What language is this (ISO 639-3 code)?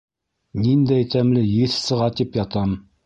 bak